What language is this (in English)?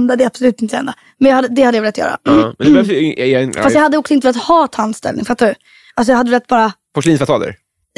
Swedish